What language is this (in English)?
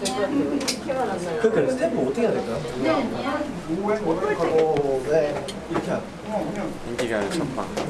Korean